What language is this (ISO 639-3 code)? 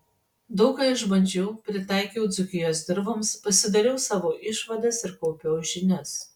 lit